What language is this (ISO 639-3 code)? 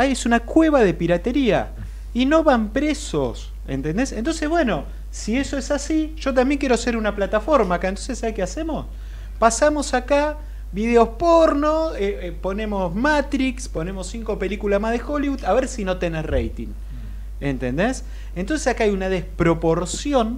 spa